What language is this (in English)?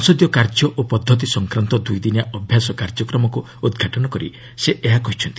Odia